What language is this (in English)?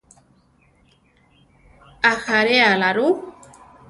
Central Tarahumara